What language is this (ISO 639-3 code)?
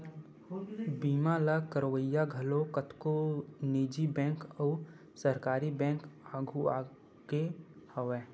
hne